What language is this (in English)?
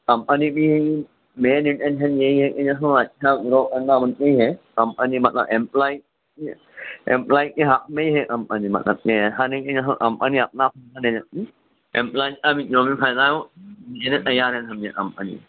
Urdu